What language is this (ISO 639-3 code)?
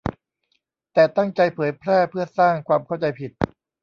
tha